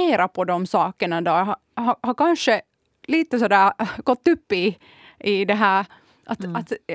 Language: Swedish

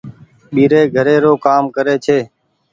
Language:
Goaria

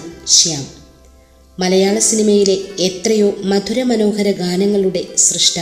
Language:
Malayalam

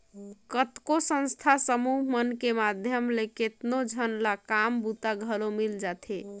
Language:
Chhattisgarhi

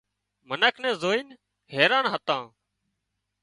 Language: Wadiyara Koli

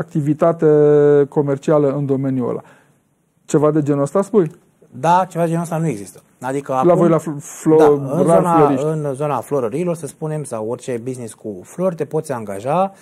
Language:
Romanian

